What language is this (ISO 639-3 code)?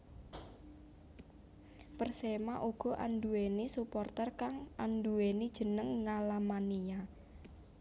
jav